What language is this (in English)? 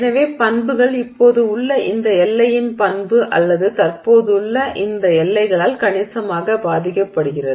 Tamil